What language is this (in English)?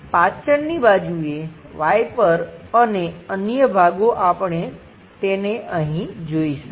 Gujarati